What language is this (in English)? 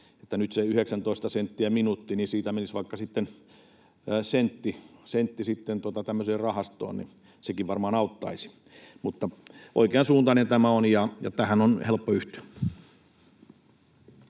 Finnish